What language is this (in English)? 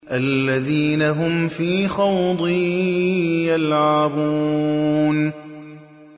Arabic